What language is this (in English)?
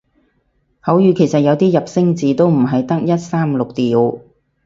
Cantonese